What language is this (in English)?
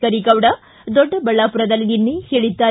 Kannada